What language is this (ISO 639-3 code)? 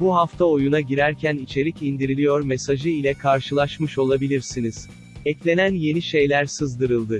tur